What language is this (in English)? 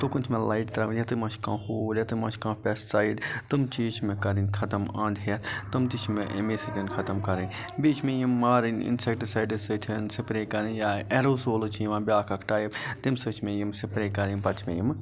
Kashmiri